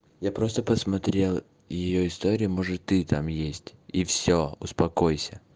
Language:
Russian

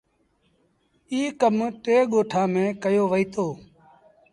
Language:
Sindhi Bhil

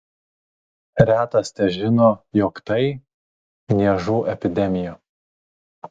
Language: Lithuanian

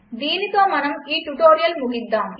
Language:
Telugu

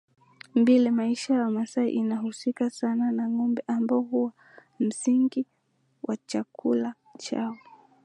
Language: Swahili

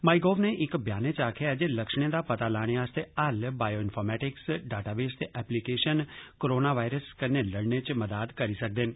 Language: Dogri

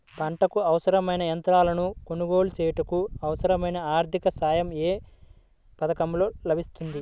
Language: Telugu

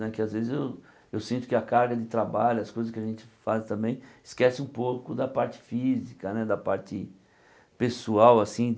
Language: Portuguese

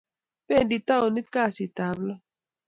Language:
Kalenjin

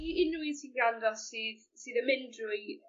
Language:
Welsh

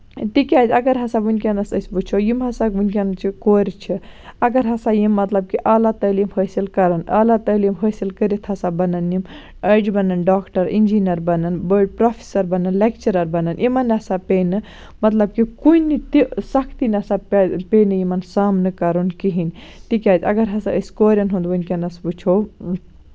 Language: Kashmiri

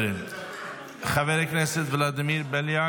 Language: Hebrew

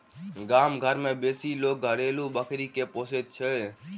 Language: Maithili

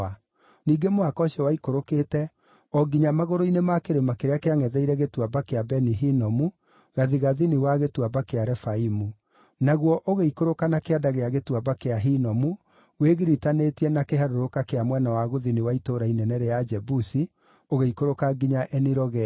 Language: Kikuyu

